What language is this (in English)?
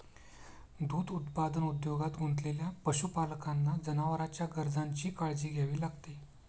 Marathi